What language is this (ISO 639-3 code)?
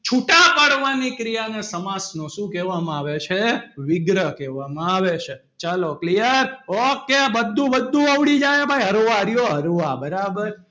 guj